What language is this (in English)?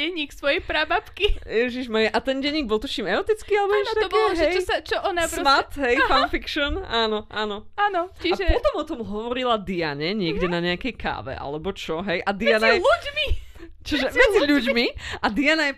Slovak